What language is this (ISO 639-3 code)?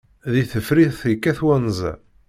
kab